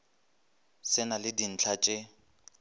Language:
Northern Sotho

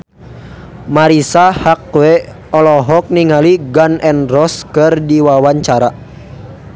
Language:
Sundanese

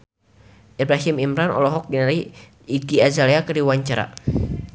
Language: Sundanese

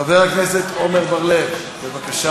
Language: Hebrew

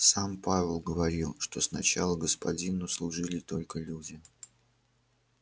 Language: Russian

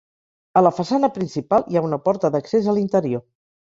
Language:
Catalan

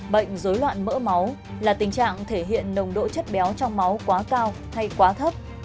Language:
Vietnamese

